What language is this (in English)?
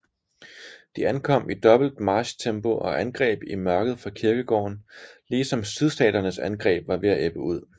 Danish